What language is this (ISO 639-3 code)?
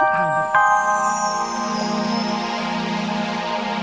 ind